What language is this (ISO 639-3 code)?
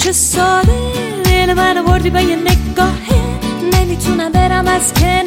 fas